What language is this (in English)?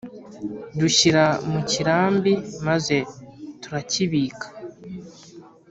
Kinyarwanda